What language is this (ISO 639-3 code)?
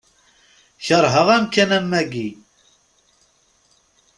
kab